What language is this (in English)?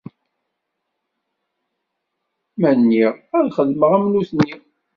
Kabyle